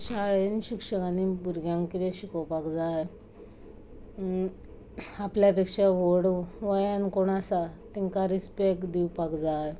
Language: Konkani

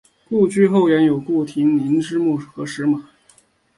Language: Chinese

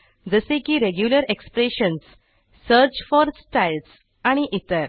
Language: Marathi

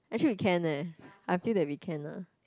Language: English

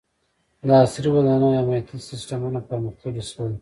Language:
Pashto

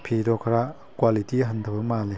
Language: Manipuri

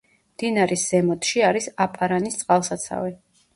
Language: Georgian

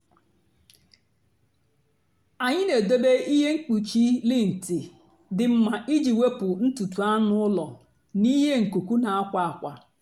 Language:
Igbo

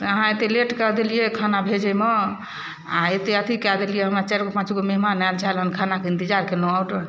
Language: Maithili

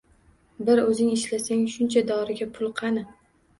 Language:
Uzbek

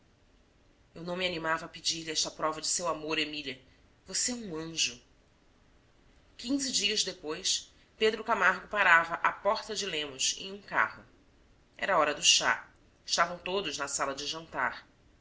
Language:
Portuguese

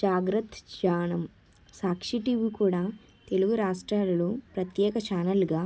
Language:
Telugu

